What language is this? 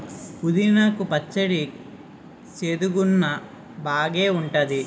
Telugu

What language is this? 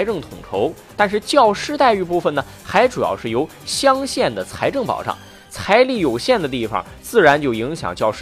Chinese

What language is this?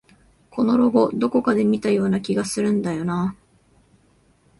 Japanese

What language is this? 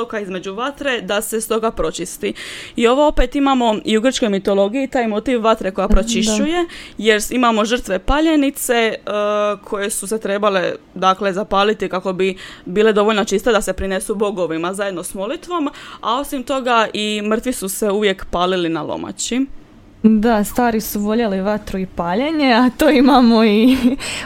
Croatian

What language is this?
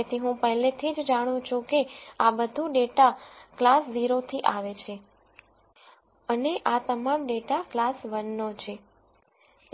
Gujarati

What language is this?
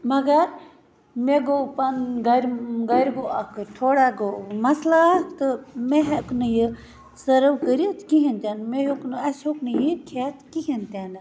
Kashmiri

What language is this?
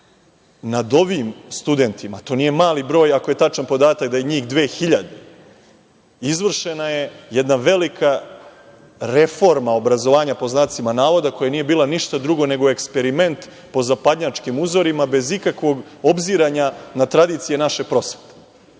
Serbian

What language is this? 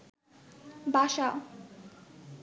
Bangla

